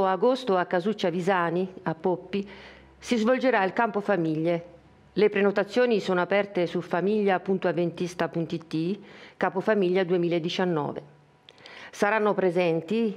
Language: Italian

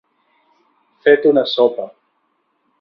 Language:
Catalan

